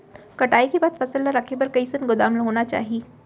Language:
Chhattisgarhi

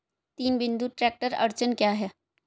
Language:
Hindi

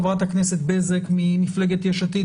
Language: Hebrew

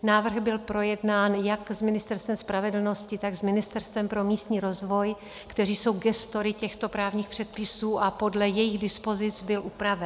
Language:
Czech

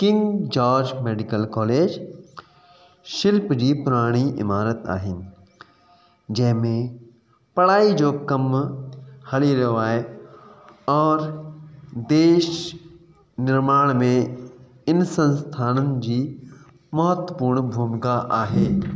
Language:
Sindhi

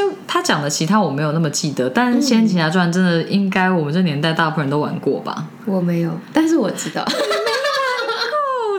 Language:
Chinese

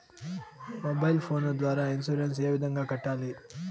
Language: Telugu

